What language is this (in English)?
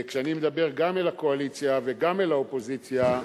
Hebrew